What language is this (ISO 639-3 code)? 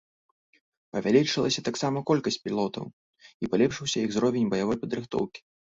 bel